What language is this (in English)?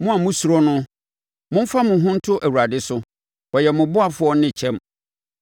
Akan